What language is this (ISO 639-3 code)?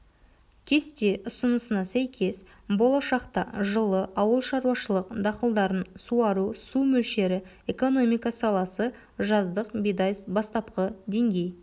kaz